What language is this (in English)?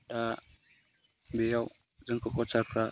Bodo